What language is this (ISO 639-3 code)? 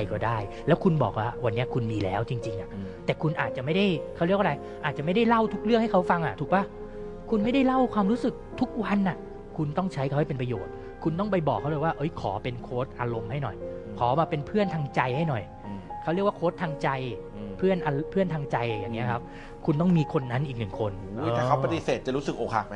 tha